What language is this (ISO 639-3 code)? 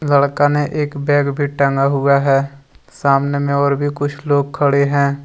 hin